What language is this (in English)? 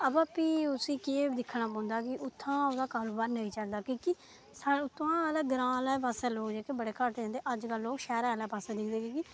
Dogri